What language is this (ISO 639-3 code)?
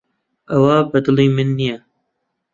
ckb